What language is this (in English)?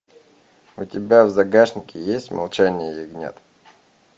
Russian